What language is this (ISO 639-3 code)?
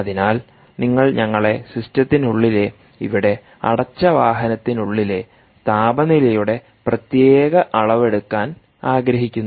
mal